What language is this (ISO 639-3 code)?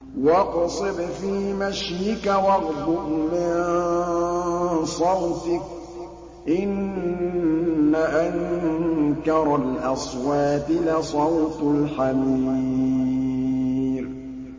ara